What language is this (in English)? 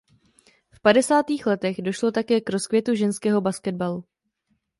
Czech